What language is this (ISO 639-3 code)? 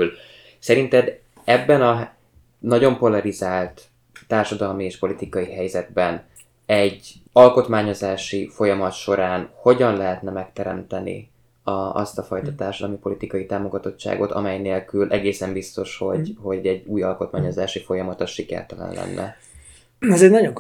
hun